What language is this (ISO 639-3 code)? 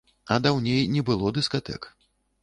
bel